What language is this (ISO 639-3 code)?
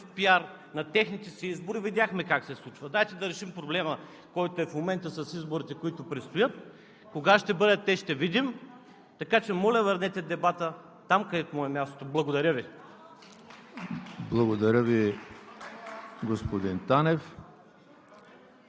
bul